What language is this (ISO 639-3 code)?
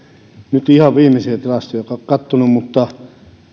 fin